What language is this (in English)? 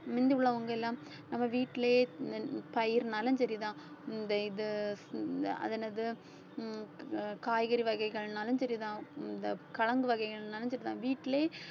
Tamil